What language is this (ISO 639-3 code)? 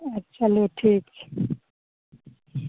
mai